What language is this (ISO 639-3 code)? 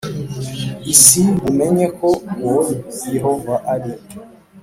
kin